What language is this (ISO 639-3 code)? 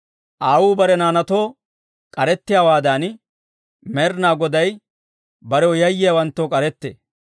dwr